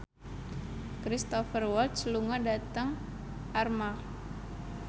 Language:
Javanese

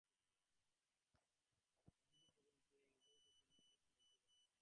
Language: Bangla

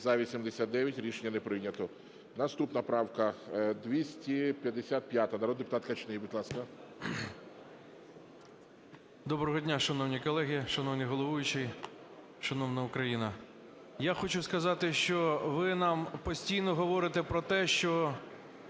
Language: Ukrainian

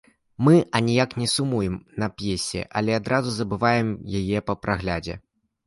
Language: Belarusian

